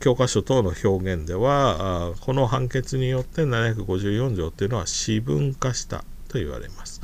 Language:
Japanese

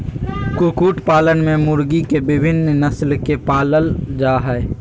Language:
Magahi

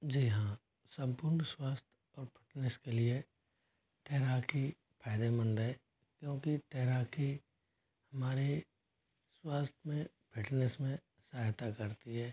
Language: Hindi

